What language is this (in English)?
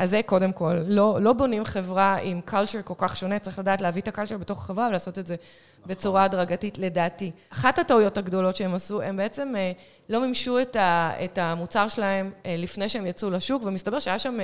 Hebrew